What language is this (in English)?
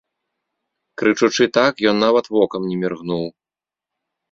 Belarusian